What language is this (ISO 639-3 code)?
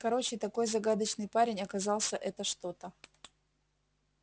rus